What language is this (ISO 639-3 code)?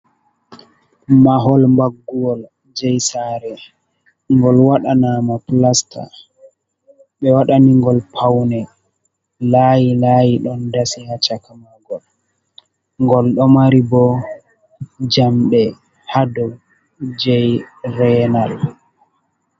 ful